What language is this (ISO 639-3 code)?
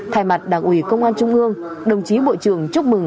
vie